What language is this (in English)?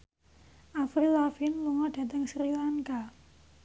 Javanese